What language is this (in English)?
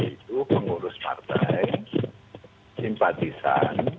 Indonesian